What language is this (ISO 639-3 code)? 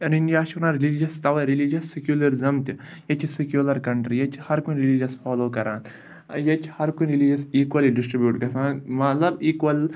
kas